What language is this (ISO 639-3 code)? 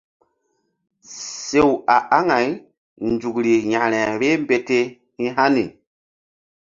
mdd